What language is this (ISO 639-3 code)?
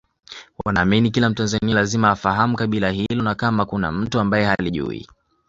swa